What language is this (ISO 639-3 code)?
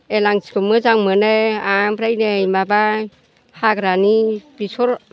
brx